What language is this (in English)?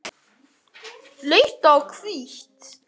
Icelandic